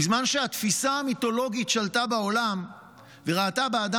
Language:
Hebrew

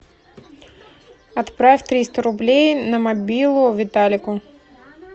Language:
Russian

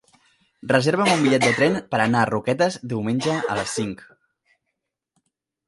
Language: Catalan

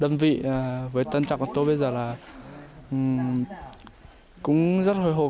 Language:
Vietnamese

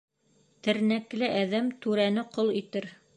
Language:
Bashkir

